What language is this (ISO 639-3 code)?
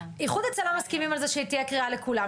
heb